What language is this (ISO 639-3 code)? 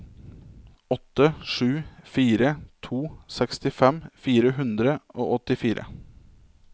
nor